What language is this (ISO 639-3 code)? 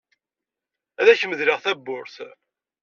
kab